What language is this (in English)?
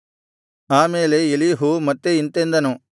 Kannada